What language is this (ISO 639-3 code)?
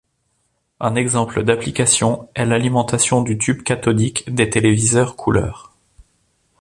fra